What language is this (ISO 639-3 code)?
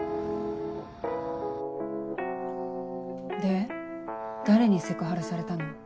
jpn